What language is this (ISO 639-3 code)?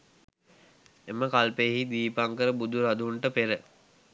sin